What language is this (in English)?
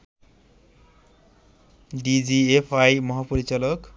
Bangla